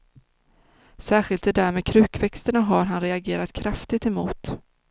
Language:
Swedish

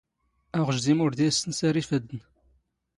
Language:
Standard Moroccan Tamazight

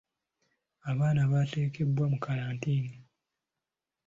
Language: Ganda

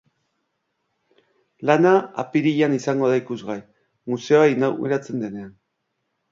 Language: Basque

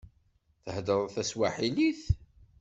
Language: Kabyle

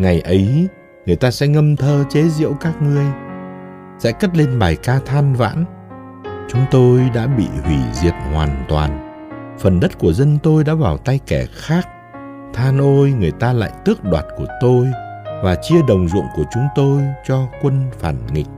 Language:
Vietnamese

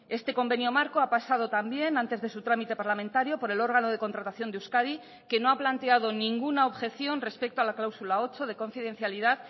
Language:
Spanish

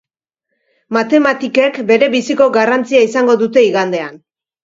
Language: Basque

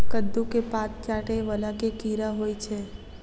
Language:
Maithili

